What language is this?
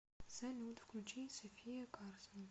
Russian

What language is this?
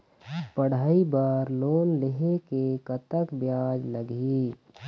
Chhattisgarhi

